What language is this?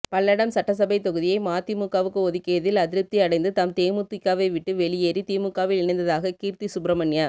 Tamil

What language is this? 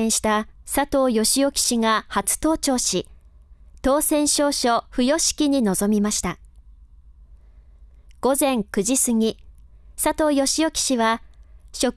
Japanese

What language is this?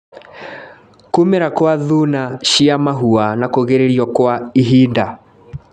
Kikuyu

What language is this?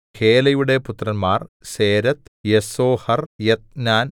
Malayalam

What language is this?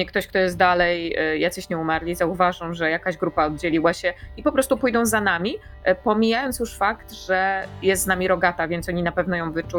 Polish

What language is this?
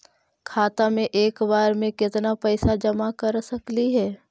Magahi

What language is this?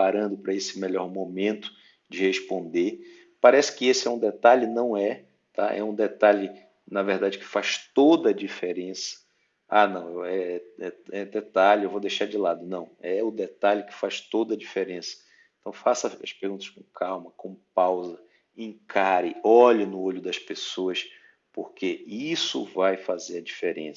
Portuguese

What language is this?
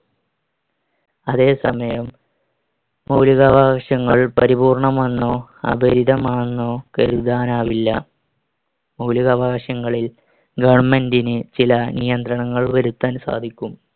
Malayalam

